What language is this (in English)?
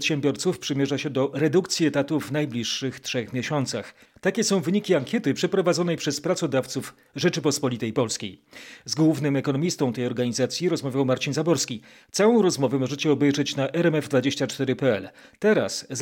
Polish